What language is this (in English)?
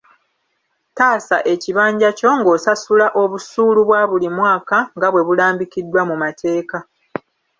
Ganda